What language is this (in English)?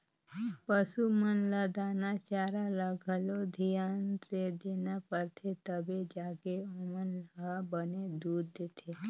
Chhattisgarhi